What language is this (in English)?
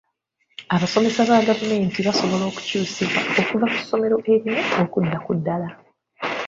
Ganda